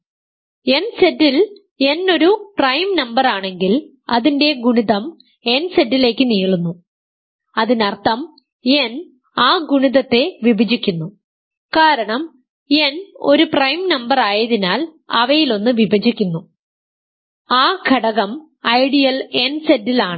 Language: Malayalam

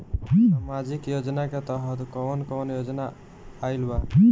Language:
Bhojpuri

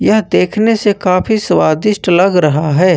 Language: Hindi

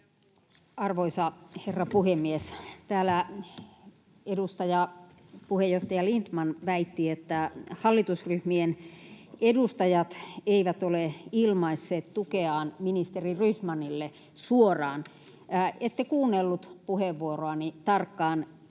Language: Finnish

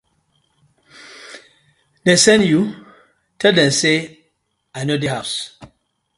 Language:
Nigerian Pidgin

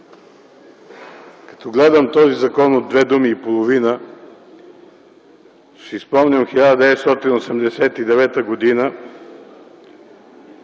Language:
Bulgarian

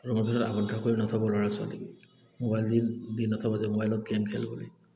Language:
Assamese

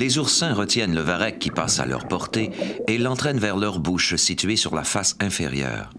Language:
French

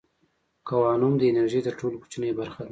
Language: Pashto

